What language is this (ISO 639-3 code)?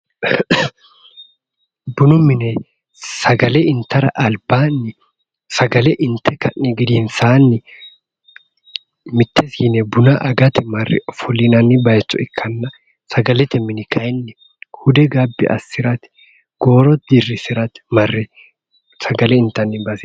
sid